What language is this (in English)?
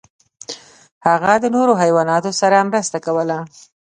Pashto